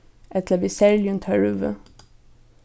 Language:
Faroese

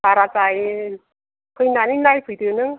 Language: Bodo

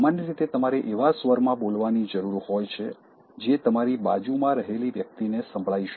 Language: Gujarati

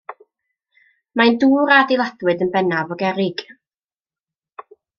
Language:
Welsh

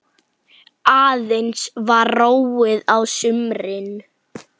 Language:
Icelandic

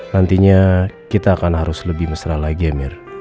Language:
Indonesian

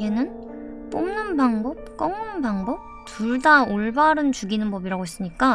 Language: Korean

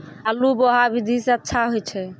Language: Maithili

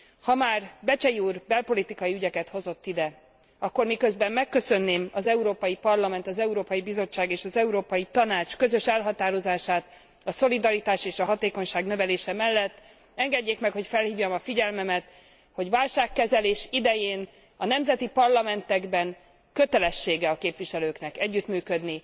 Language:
Hungarian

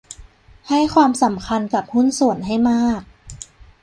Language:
Thai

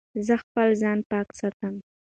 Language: Pashto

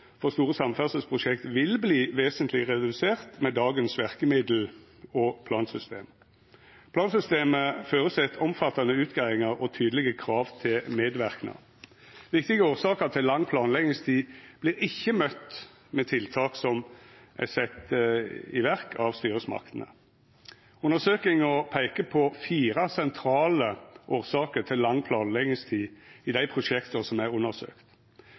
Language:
Norwegian Nynorsk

